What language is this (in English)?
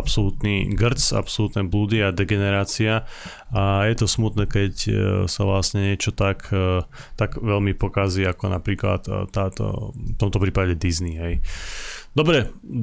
Slovak